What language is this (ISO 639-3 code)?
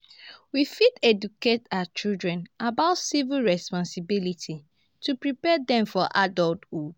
pcm